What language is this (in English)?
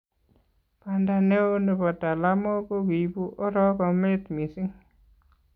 Kalenjin